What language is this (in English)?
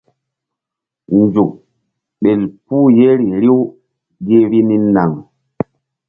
Mbum